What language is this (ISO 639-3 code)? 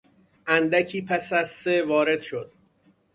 fas